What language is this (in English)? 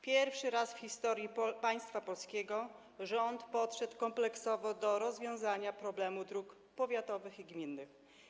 Polish